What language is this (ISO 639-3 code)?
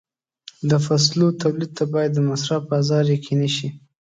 pus